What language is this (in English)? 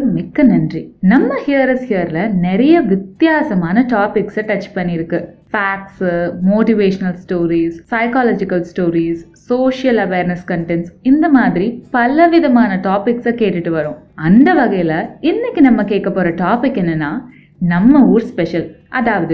Tamil